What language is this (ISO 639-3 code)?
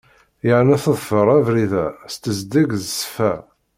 kab